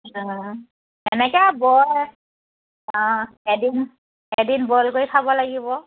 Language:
Assamese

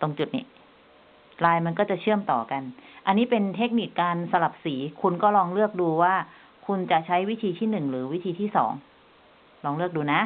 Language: Thai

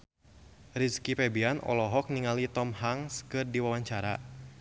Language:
Sundanese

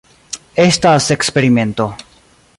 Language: Esperanto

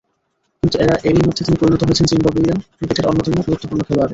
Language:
Bangla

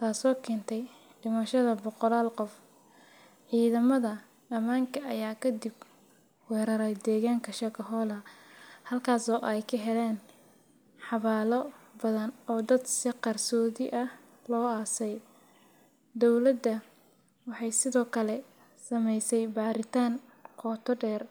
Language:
Somali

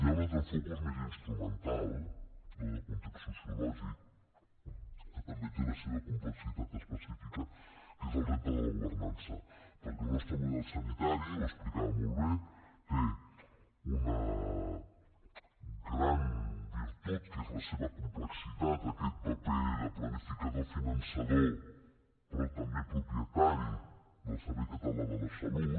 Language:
Catalan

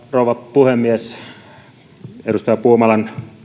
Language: Finnish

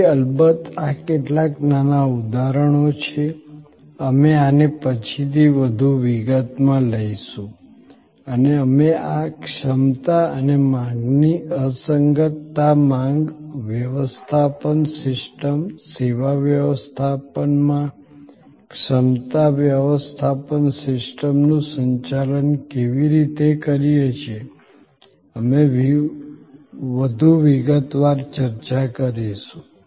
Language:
Gujarati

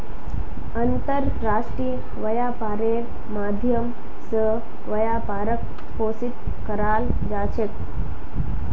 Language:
Magahi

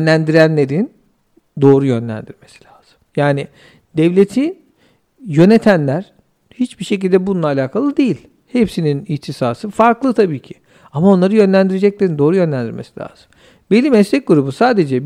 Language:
Turkish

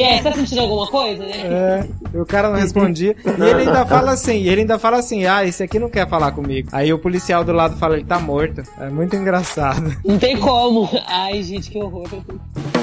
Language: Portuguese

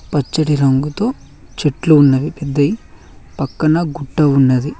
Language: Telugu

